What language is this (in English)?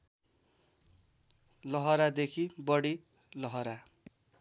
Nepali